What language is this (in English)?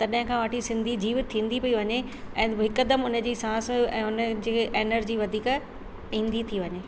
Sindhi